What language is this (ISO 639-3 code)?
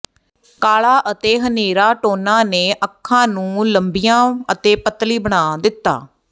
pan